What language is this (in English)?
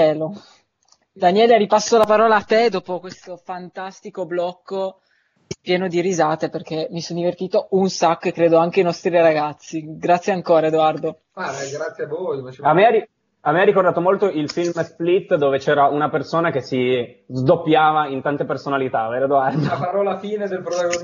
Italian